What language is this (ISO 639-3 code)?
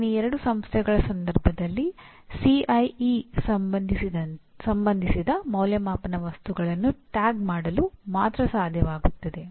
kan